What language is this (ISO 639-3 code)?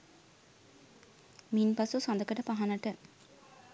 sin